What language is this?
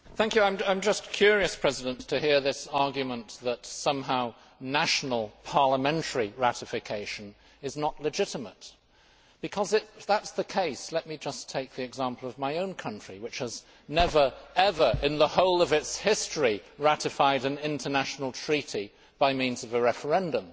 English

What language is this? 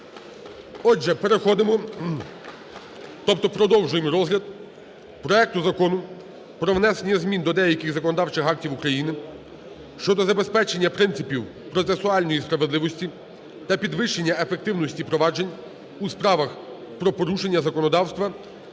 Ukrainian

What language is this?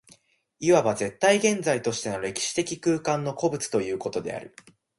Japanese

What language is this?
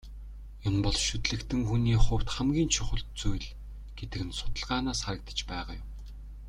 Mongolian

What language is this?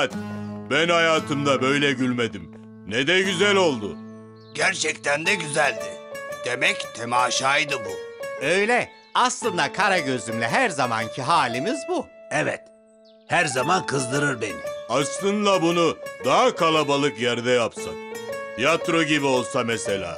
Turkish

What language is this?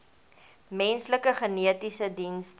Afrikaans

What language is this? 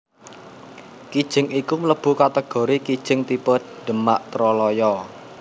Javanese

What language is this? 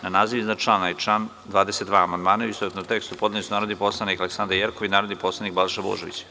Serbian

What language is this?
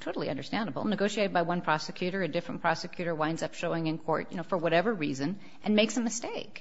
English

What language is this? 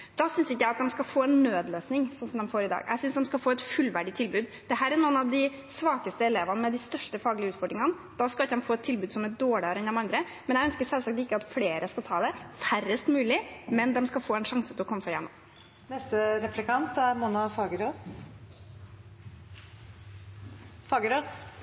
Norwegian Bokmål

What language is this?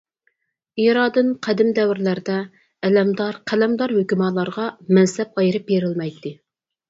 Uyghur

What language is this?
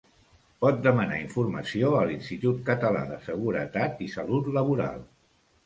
Catalan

